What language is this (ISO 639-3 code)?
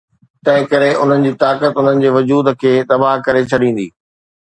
snd